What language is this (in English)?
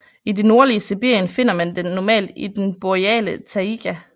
Danish